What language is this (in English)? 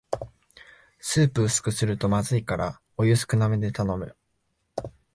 Japanese